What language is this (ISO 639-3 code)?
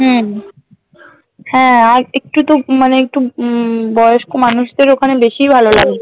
ben